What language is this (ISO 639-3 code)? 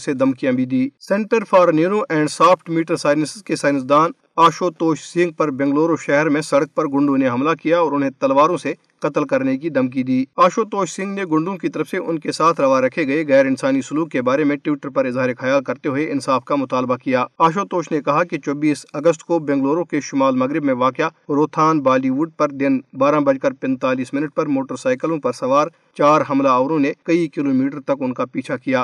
urd